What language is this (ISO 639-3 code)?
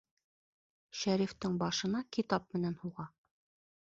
bak